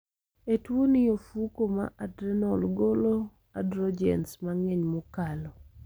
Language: Luo (Kenya and Tanzania)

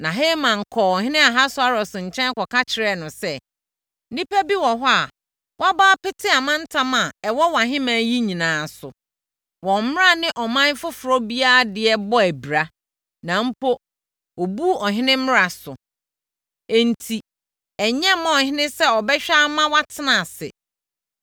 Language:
Akan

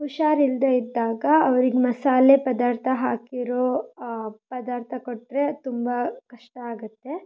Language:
Kannada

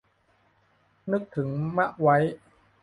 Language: Thai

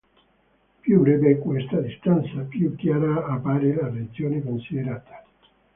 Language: Italian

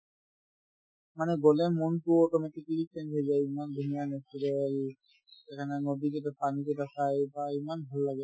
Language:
Assamese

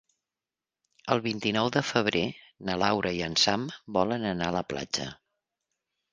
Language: Catalan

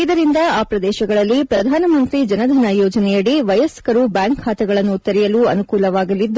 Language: Kannada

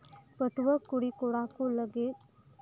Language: Santali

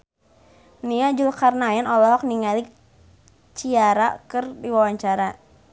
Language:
Sundanese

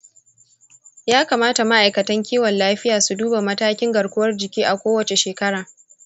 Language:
Hausa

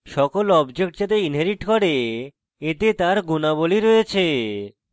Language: Bangla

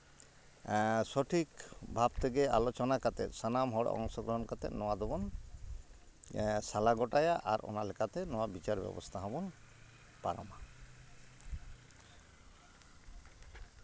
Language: Santali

